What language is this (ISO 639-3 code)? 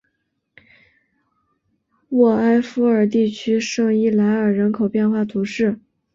zho